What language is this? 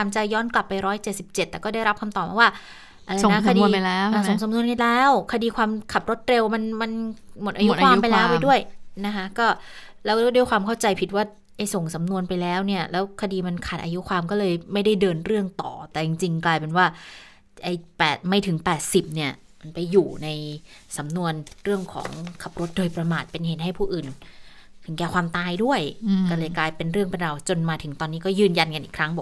Thai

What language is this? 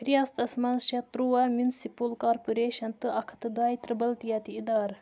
Kashmiri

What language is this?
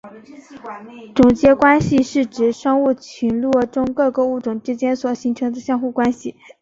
Chinese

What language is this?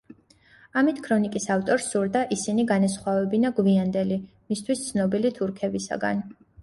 Georgian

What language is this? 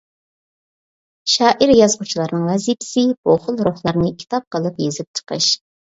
Uyghur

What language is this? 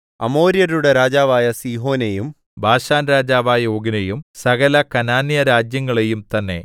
Malayalam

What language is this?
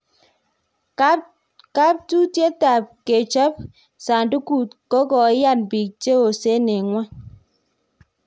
Kalenjin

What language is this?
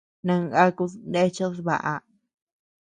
Tepeuxila Cuicatec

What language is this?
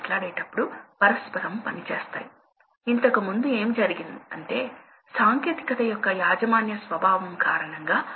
Telugu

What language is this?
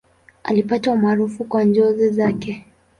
Swahili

